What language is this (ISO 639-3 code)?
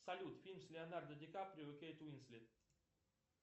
rus